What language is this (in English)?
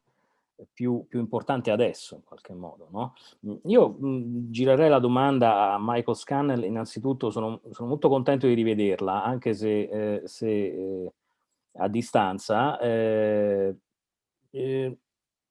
Italian